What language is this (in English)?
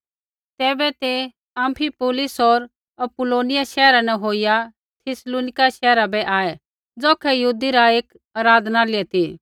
Kullu Pahari